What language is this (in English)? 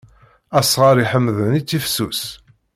Kabyle